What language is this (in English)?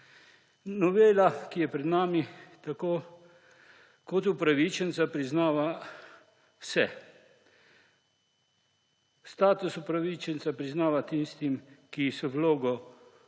Slovenian